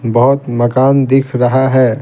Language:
Hindi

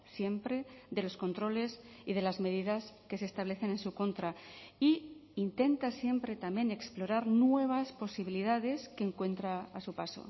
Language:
Spanish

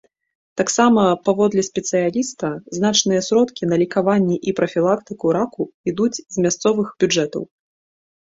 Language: Belarusian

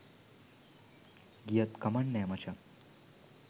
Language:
Sinhala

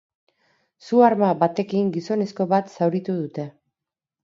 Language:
Basque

